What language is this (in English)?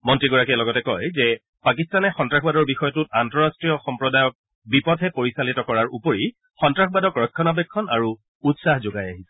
Assamese